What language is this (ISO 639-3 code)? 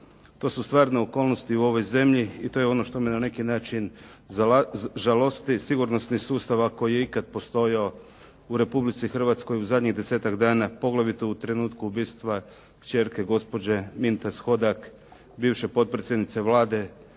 hrv